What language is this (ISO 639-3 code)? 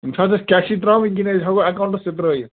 kas